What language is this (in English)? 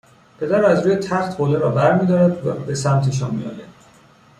Persian